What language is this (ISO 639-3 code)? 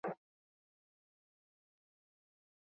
eus